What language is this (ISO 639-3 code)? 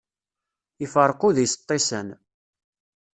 kab